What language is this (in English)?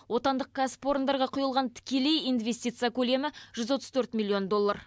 Kazakh